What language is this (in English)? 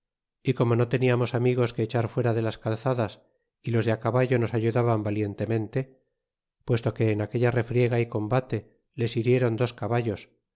Spanish